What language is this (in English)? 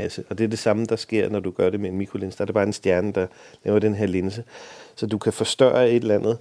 Danish